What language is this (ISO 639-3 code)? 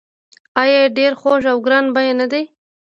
pus